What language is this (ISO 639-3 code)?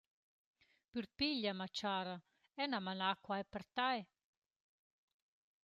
roh